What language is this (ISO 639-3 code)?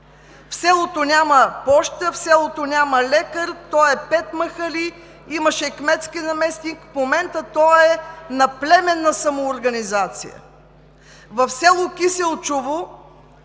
bul